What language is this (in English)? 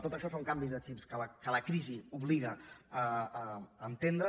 Catalan